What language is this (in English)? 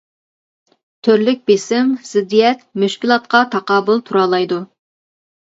Uyghur